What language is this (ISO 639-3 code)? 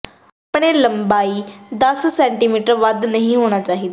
pan